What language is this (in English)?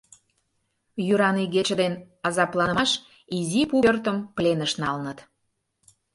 Mari